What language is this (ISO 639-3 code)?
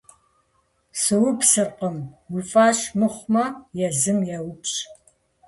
kbd